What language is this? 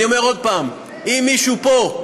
Hebrew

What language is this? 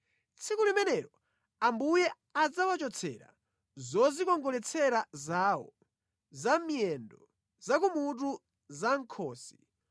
Nyanja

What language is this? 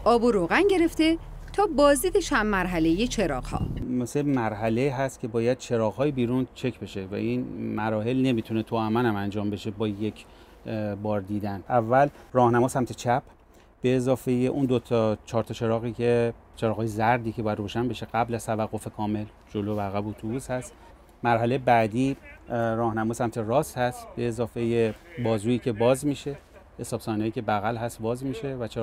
Persian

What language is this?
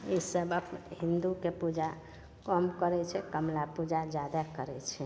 Maithili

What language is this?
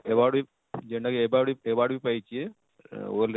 Odia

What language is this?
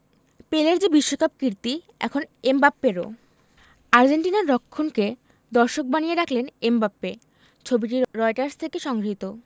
Bangla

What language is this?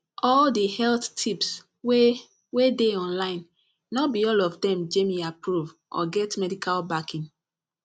Nigerian Pidgin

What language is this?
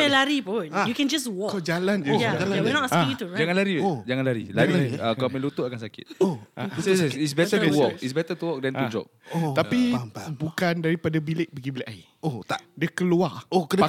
Malay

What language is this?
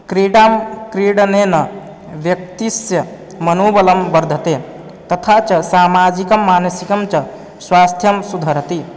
Sanskrit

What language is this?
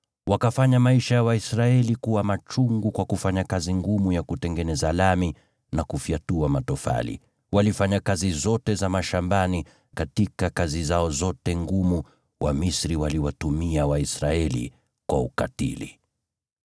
Swahili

